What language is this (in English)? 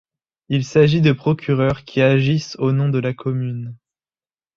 French